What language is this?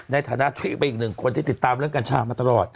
Thai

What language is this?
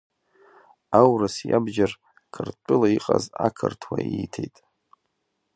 Abkhazian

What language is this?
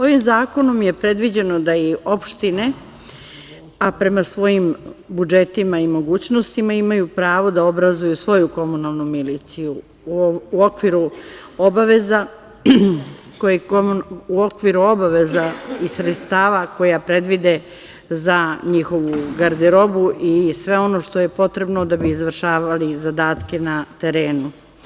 Serbian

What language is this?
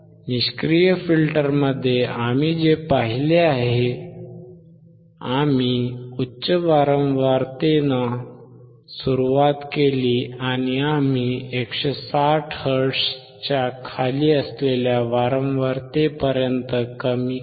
Marathi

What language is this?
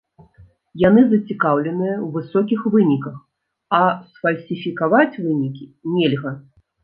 Belarusian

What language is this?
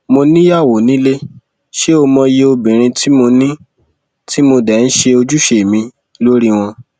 Yoruba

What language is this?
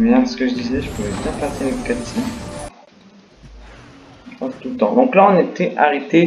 French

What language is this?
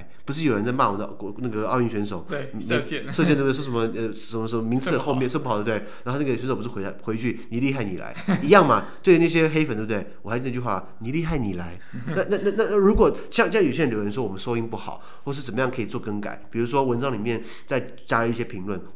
Chinese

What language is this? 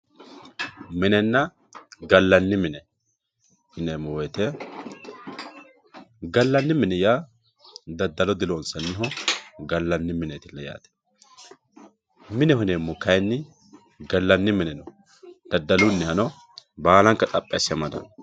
Sidamo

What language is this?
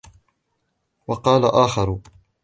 Arabic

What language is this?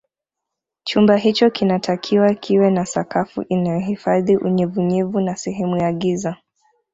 Swahili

